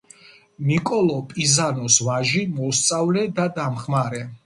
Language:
Georgian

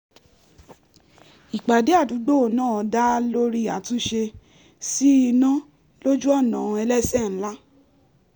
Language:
Yoruba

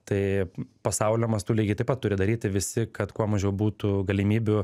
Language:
Lithuanian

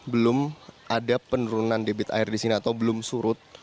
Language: Indonesian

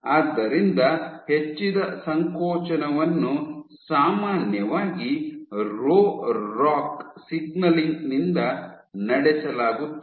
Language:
Kannada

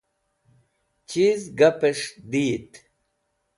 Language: Wakhi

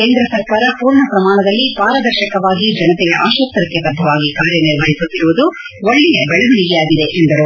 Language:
Kannada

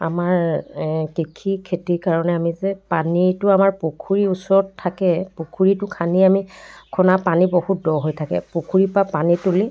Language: Assamese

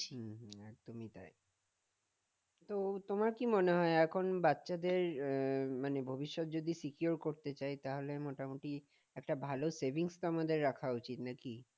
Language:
Bangla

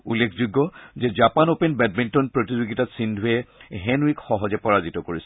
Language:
Assamese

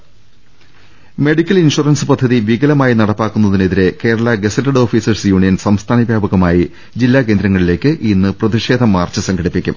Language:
Malayalam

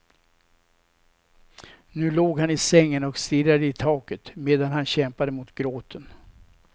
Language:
Swedish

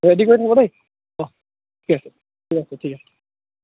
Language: Assamese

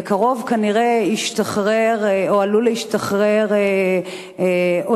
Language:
Hebrew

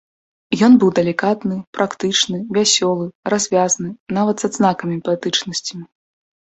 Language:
Belarusian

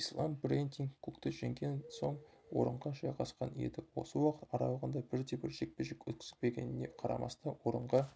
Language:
Kazakh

